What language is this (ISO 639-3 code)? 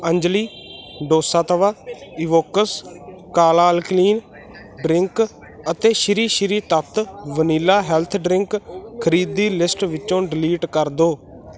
pan